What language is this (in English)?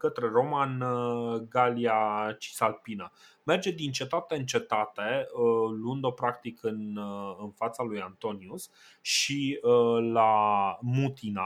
Romanian